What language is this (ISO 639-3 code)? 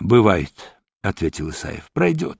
rus